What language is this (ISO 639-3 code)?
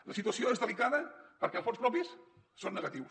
cat